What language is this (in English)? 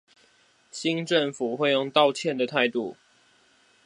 Chinese